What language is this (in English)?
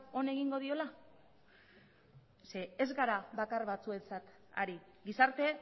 Basque